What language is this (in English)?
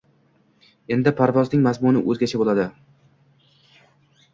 Uzbek